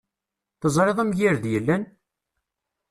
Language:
Kabyle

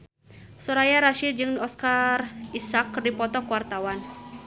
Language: Sundanese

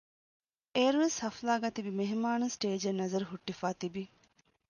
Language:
Divehi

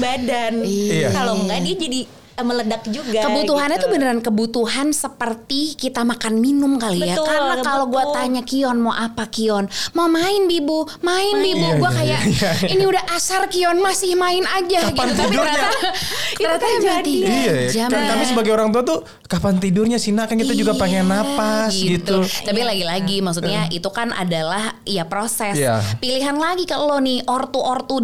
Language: Indonesian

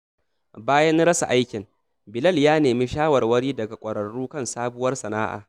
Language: Hausa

